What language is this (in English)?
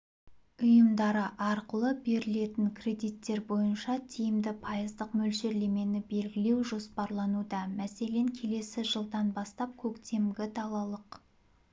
Kazakh